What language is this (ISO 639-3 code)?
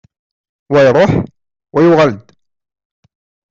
kab